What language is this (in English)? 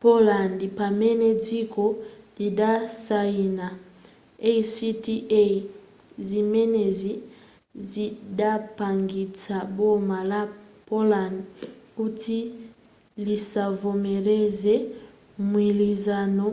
Nyanja